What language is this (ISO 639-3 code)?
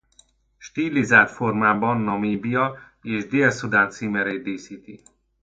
hun